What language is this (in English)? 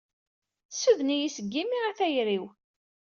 Kabyle